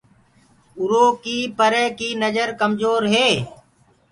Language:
Gurgula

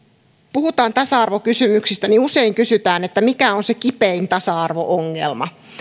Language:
Finnish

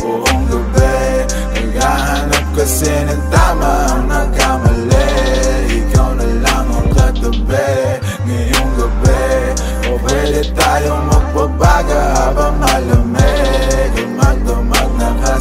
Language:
Filipino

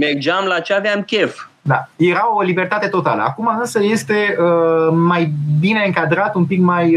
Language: Romanian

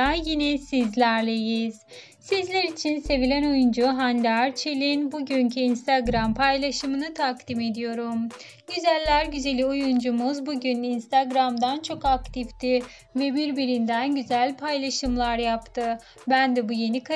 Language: Turkish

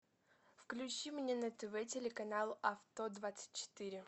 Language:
Russian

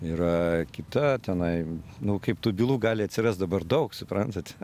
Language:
Lithuanian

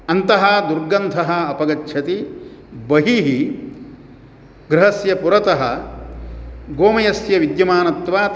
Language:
Sanskrit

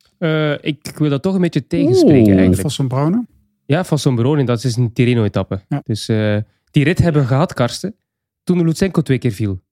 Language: Dutch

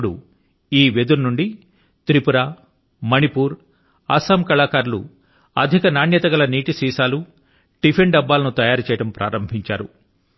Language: Telugu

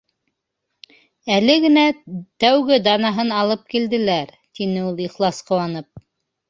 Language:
Bashkir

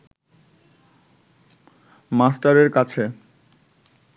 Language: Bangla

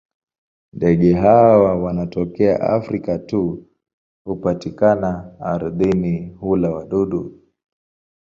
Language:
Swahili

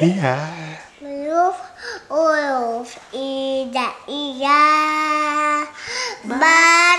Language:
Indonesian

